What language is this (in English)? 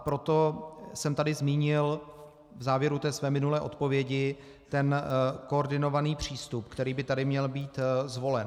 Czech